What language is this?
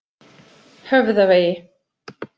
Icelandic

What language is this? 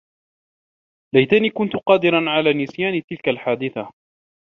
Arabic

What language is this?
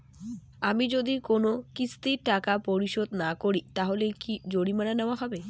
Bangla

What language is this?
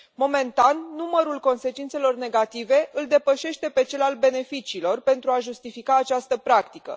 Romanian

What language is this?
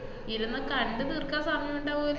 Malayalam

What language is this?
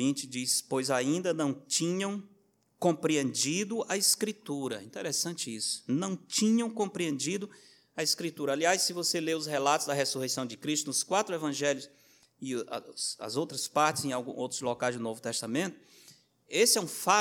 Portuguese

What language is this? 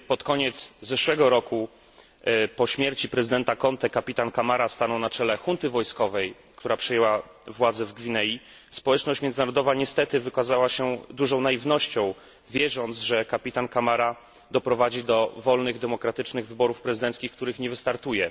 Polish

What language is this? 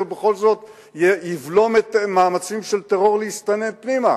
Hebrew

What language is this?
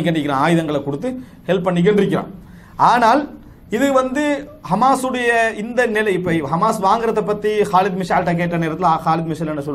Arabic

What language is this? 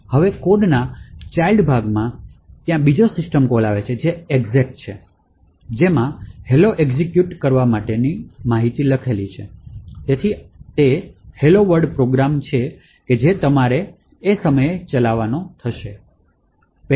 Gujarati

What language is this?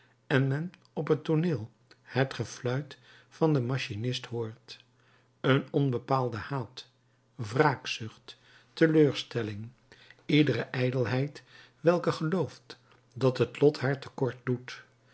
Dutch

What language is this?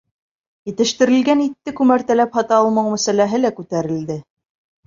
Bashkir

